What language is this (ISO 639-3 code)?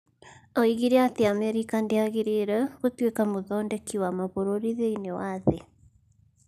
kik